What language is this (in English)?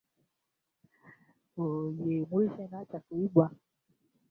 Swahili